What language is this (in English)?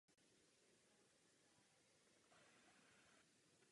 Czech